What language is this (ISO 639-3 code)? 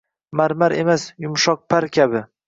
uzb